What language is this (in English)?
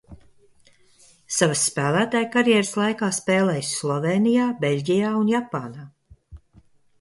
Latvian